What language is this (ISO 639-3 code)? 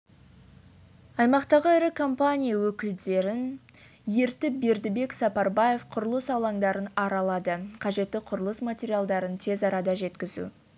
kaz